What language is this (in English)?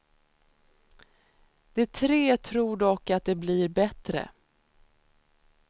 Swedish